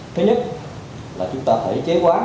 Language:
Vietnamese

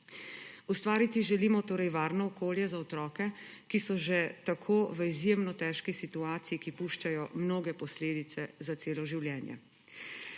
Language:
Slovenian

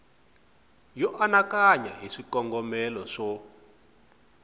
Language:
Tsonga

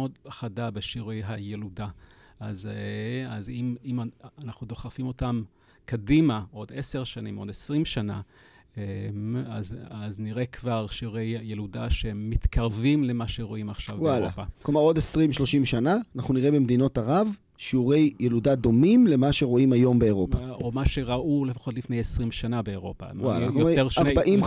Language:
Hebrew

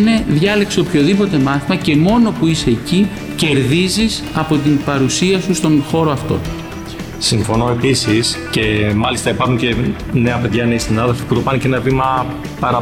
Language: Greek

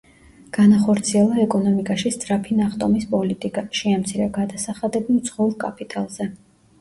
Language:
Georgian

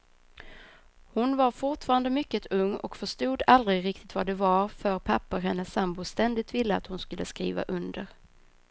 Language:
Swedish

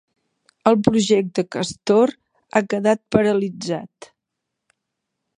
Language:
Catalan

